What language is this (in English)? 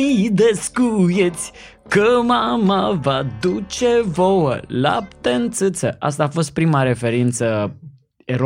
Romanian